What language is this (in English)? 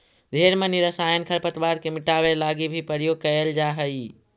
Magahi